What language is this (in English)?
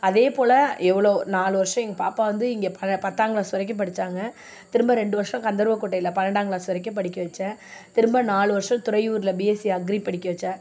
Tamil